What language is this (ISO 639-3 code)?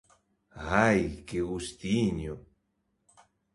glg